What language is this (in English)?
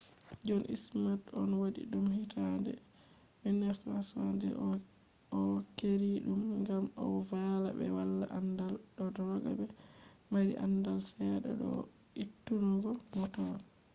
Fula